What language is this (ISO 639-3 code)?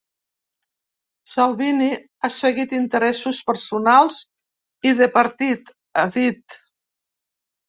cat